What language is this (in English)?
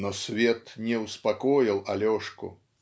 Russian